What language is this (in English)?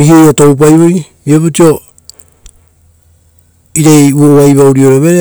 Rotokas